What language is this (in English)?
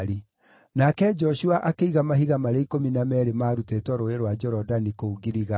Kikuyu